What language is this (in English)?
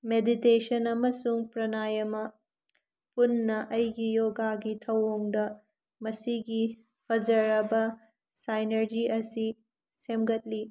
Manipuri